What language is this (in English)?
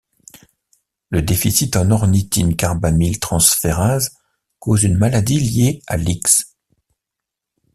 French